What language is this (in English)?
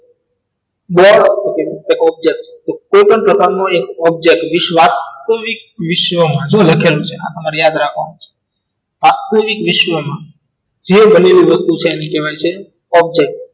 Gujarati